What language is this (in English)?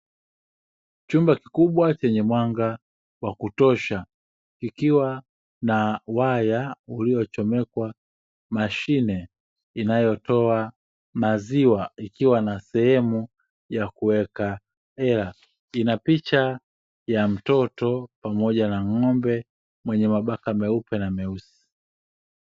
Swahili